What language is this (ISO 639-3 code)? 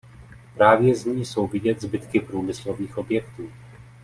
ces